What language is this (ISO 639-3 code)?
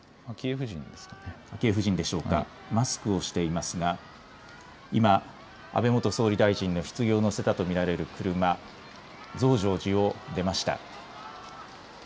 jpn